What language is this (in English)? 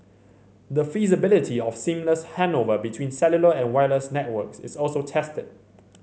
English